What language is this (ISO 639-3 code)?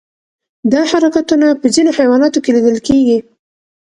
pus